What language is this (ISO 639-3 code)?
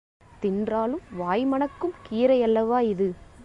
tam